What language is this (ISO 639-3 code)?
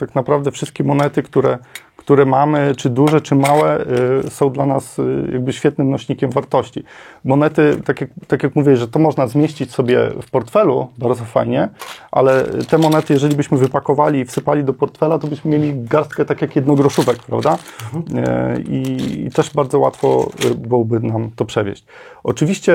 pol